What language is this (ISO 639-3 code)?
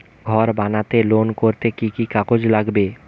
ben